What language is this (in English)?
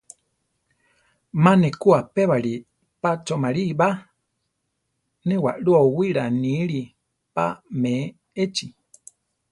Central Tarahumara